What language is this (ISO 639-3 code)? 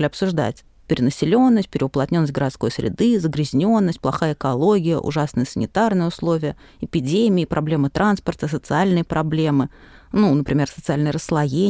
rus